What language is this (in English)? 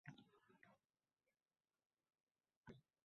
Uzbek